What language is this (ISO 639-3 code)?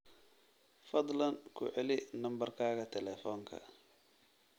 som